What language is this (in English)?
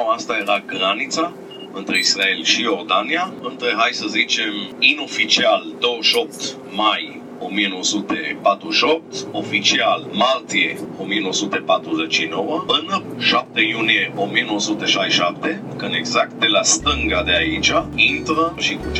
Romanian